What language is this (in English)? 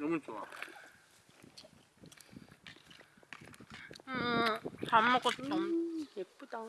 Korean